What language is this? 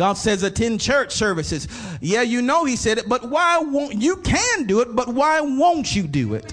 English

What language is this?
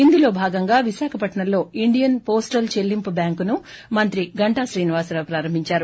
Telugu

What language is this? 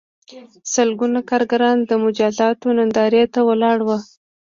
Pashto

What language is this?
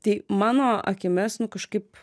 Lithuanian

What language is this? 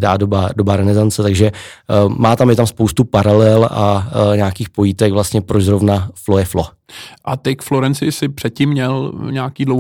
Czech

